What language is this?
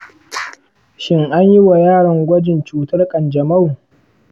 Hausa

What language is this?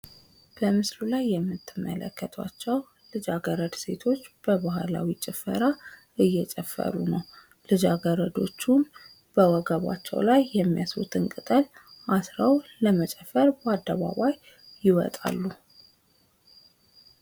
Amharic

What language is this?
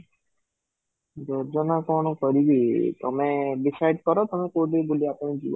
Odia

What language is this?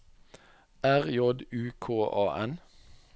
Norwegian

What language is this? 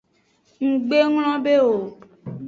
Aja (Benin)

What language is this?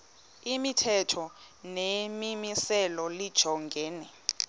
Xhosa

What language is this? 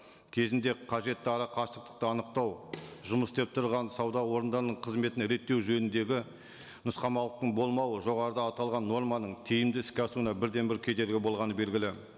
Kazakh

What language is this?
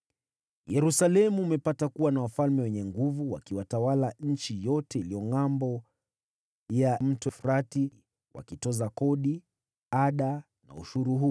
Swahili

